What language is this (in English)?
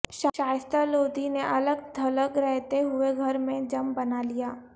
Urdu